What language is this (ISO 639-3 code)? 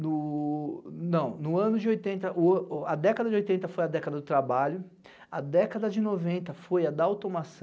por